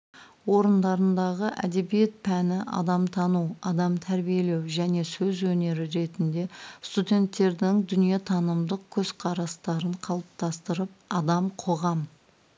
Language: Kazakh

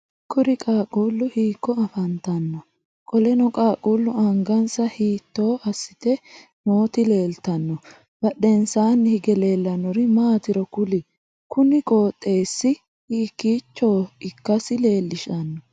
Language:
Sidamo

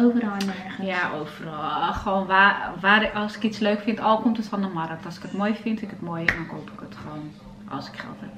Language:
Dutch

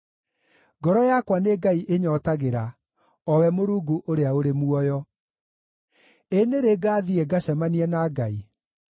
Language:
Kikuyu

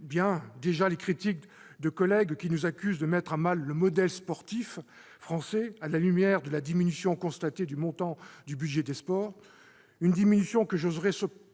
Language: French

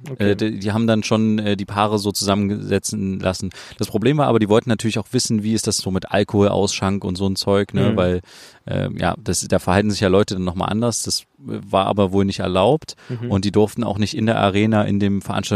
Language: German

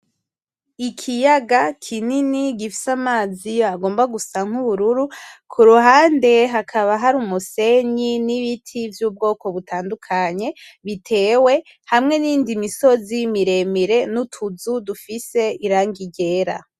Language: Rundi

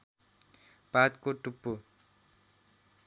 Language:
Nepali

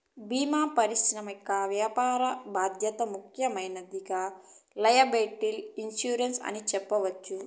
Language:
Telugu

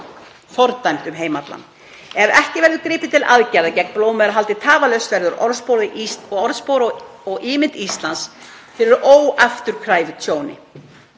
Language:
Icelandic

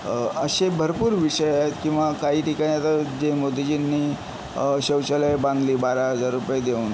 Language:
Marathi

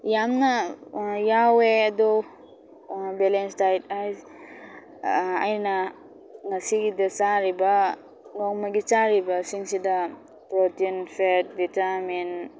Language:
Manipuri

